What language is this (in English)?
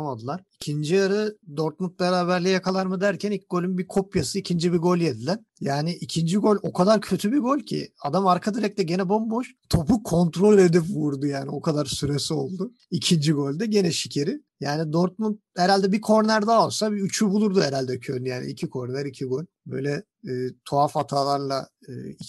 Turkish